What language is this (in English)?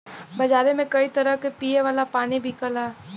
Bhojpuri